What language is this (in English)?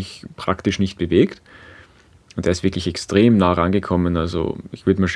German